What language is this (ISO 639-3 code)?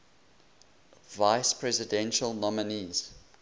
eng